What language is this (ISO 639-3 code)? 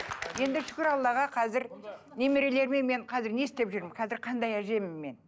kaz